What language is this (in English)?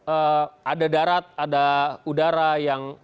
Indonesian